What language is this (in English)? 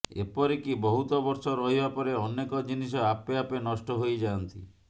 Odia